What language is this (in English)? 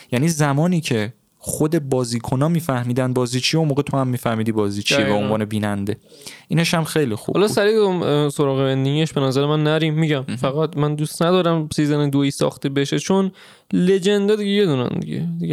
Persian